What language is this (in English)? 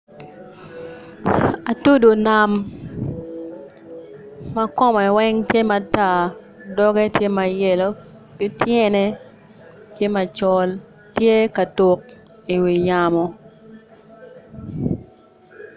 Acoli